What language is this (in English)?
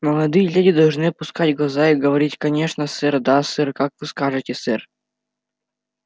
Russian